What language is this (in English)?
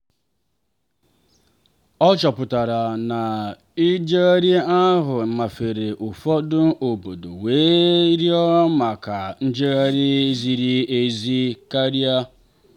Igbo